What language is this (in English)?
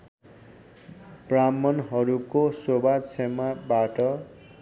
Nepali